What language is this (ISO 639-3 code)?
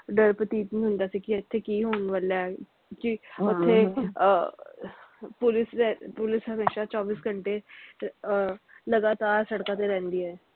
pan